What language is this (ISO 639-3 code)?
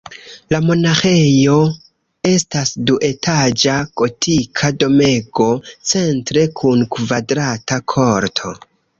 epo